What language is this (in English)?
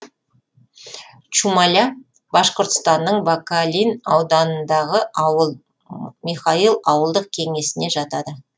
Kazakh